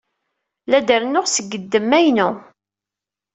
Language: Kabyle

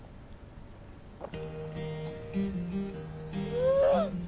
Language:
Japanese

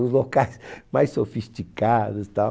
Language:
Portuguese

